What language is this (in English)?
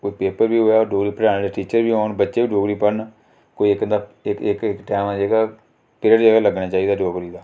Dogri